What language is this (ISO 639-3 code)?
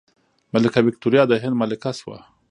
pus